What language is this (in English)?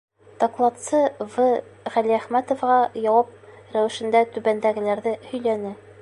Bashkir